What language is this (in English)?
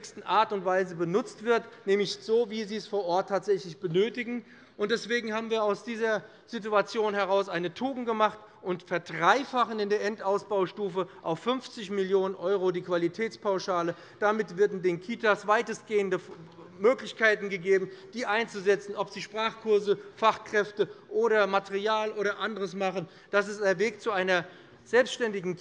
German